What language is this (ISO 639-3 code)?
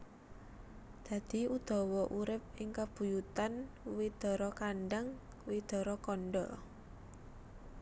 jav